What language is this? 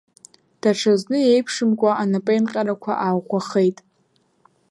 Abkhazian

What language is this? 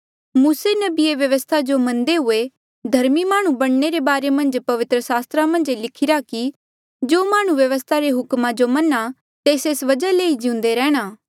Mandeali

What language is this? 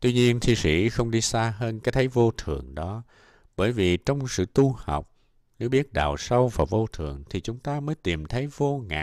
Vietnamese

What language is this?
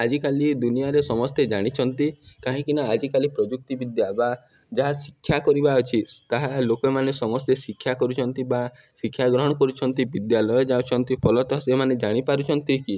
Odia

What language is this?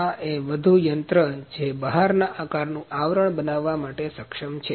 Gujarati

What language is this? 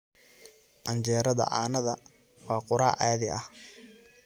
Somali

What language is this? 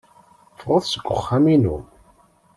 Kabyle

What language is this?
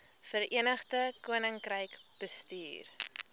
Afrikaans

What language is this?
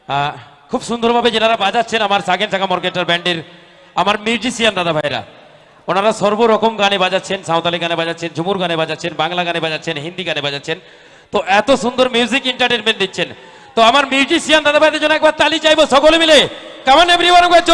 Indonesian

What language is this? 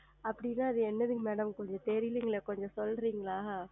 Tamil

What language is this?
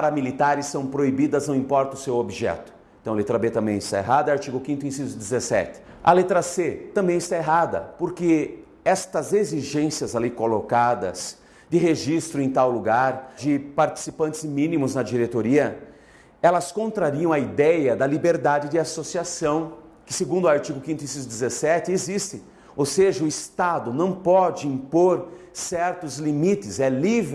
Portuguese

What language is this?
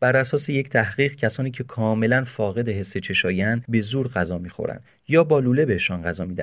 Persian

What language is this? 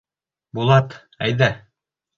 Bashkir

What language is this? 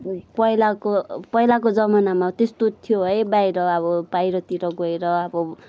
Nepali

